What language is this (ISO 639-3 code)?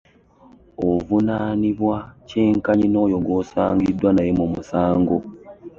lug